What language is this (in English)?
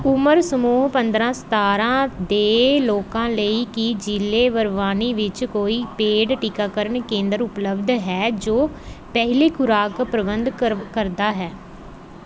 Punjabi